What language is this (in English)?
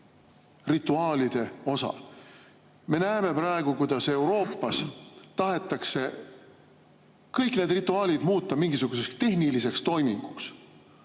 Estonian